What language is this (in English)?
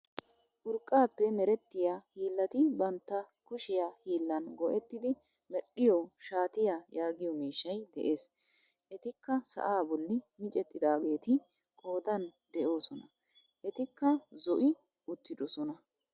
Wolaytta